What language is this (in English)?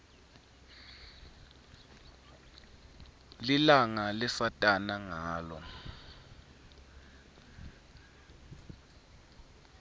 Swati